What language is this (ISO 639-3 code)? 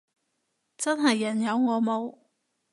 yue